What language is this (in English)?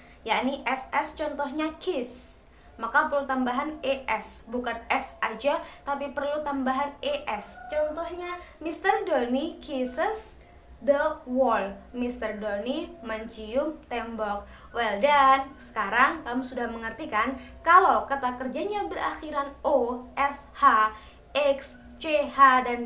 Indonesian